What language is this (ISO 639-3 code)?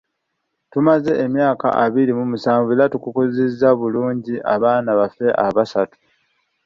lug